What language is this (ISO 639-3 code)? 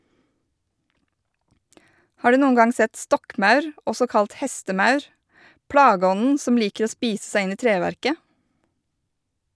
nor